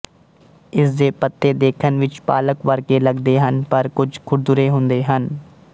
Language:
Punjabi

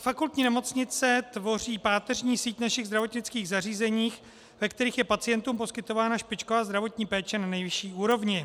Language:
Czech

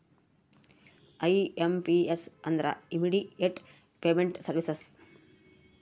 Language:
Kannada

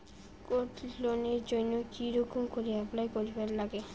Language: Bangla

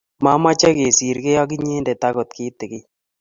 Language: Kalenjin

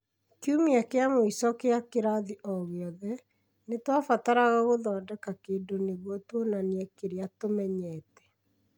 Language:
Kikuyu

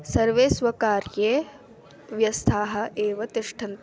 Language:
Sanskrit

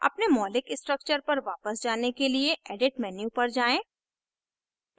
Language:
Hindi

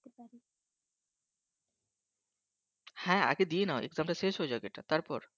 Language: Bangla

